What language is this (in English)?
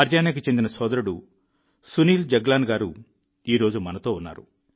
Telugu